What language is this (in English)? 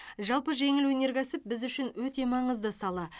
Kazakh